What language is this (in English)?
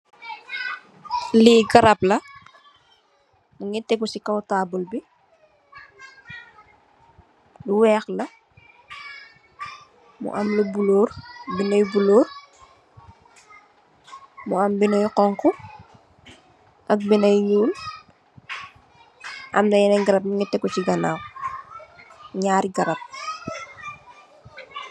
Wolof